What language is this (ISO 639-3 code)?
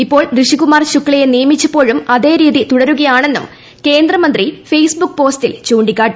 mal